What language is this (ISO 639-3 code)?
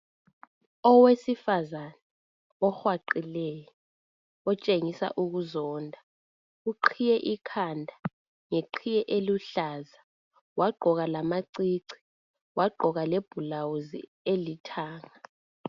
nde